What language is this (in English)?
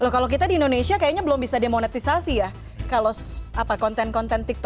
Indonesian